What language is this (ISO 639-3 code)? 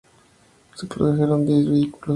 spa